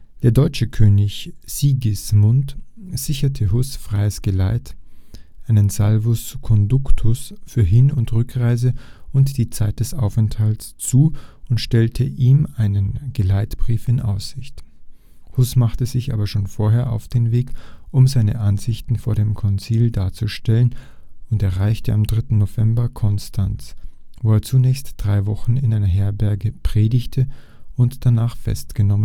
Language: German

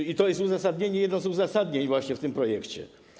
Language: Polish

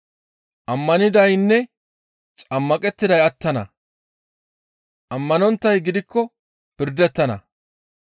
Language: Gamo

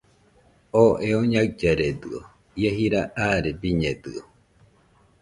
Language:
Nüpode Huitoto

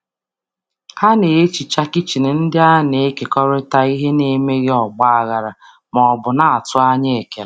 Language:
Igbo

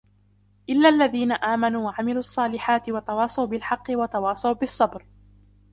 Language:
Arabic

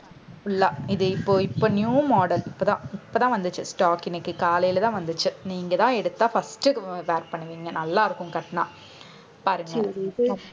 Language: Tamil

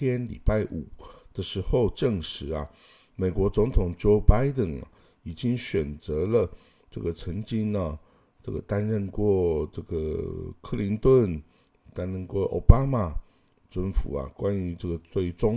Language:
Chinese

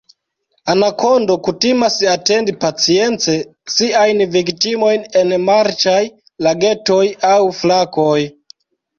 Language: Esperanto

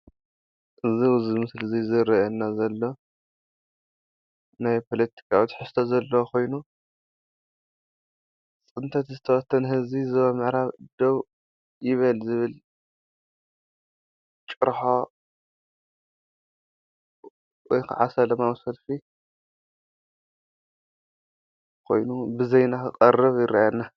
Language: Tigrinya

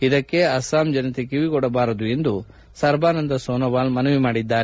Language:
Kannada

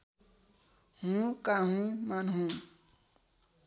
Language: Nepali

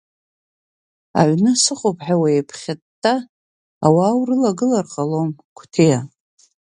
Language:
Abkhazian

